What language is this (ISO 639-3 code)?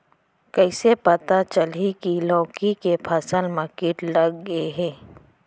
hne